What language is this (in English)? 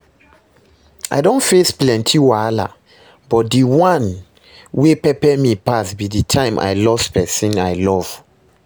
Nigerian Pidgin